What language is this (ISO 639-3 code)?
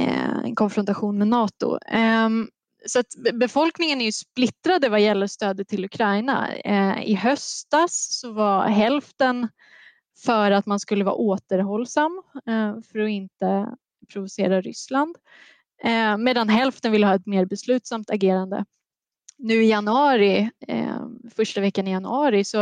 swe